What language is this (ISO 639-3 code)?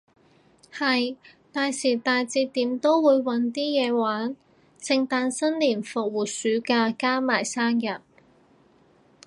yue